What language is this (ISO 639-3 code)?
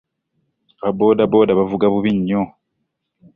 lug